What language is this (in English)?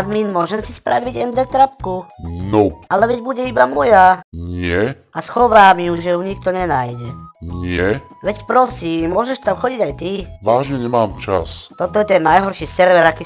Czech